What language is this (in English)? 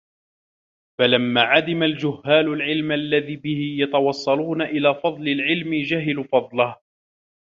Arabic